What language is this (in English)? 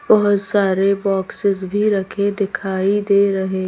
Hindi